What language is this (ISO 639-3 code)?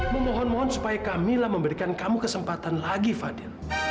ind